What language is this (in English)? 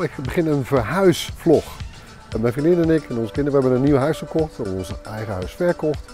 Dutch